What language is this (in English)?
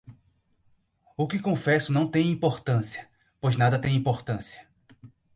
Portuguese